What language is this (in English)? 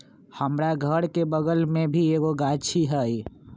Magahi